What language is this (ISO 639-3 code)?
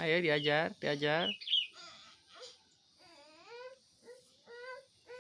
ind